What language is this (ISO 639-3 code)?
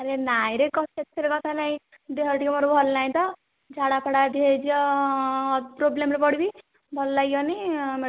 ori